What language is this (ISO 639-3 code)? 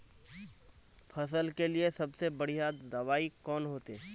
mag